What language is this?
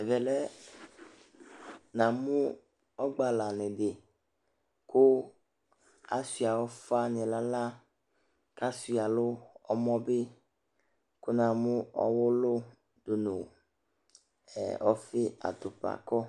Ikposo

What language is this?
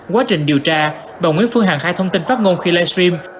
Vietnamese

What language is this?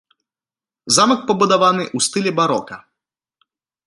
Belarusian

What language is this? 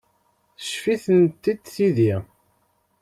Kabyle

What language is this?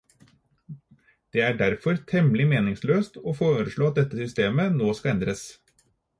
Norwegian Bokmål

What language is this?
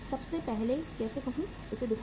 Hindi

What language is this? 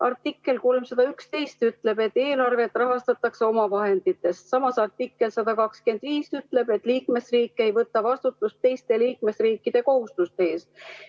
Estonian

